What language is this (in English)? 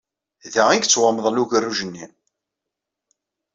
Kabyle